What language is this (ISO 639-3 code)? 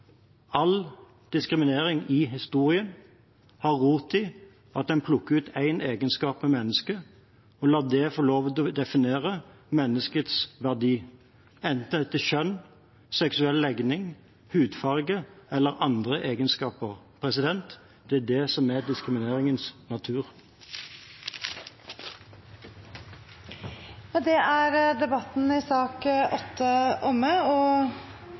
nor